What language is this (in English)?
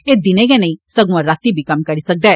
Dogri